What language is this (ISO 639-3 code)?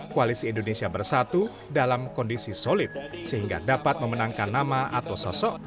ind